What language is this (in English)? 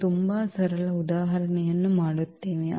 Kannada